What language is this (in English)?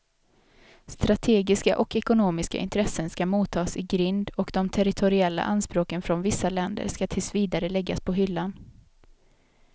Swedish